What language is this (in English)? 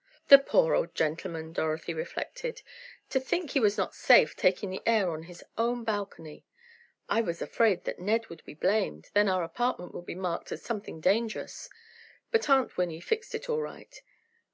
English